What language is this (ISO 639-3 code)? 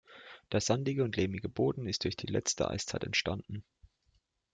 deu